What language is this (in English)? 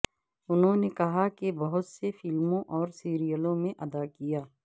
Urdu